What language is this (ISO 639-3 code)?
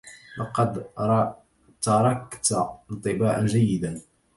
ara